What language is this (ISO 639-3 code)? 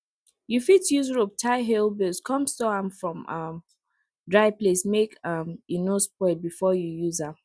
pcm